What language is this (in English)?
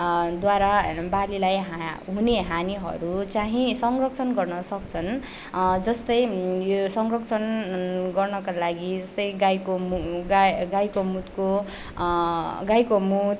Nepali